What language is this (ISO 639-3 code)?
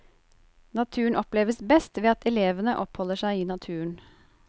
nor